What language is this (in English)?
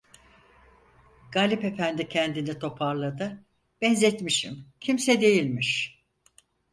Turkish